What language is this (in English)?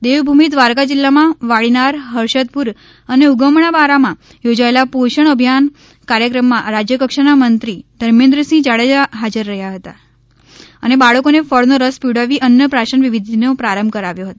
Gujarati